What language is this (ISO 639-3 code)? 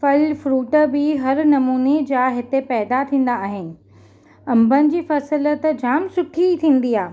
snd